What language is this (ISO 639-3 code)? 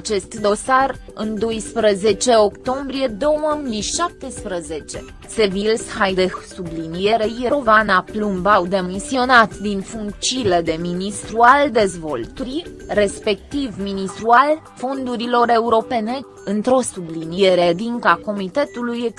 ron